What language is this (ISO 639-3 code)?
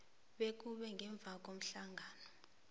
nbl